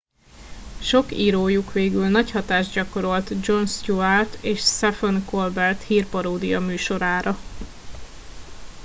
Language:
Hungarian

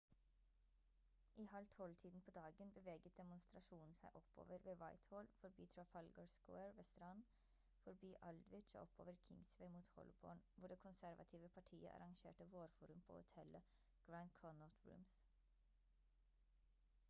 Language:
Norwegian Bokmål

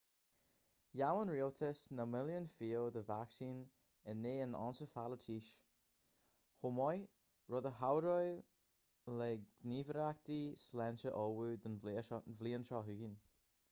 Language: Irish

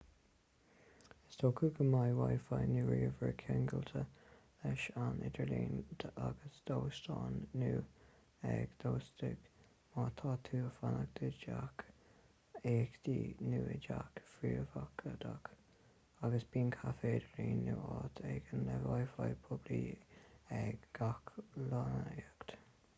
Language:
Irish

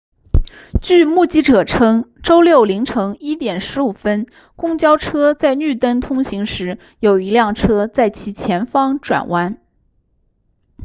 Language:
Chinese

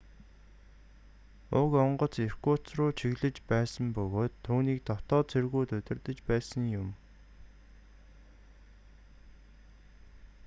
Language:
Mongolian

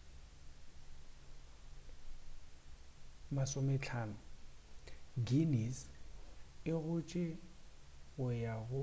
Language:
Northern Sotho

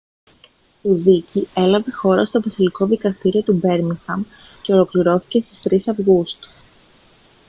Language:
Greek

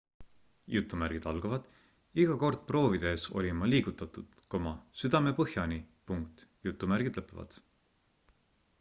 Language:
Estonian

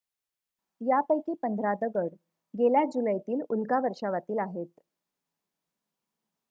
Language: Marathi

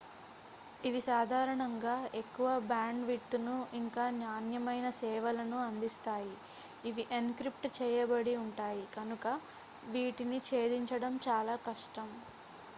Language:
Telugu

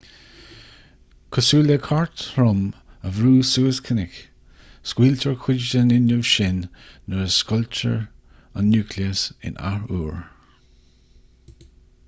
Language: Irish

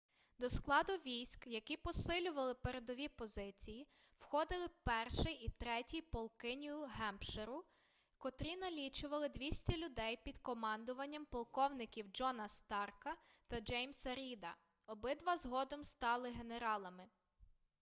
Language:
Ukrainian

